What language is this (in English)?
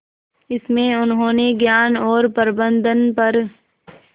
Hindi